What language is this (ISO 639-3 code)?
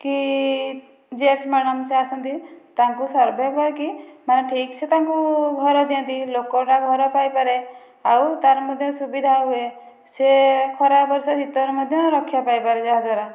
ori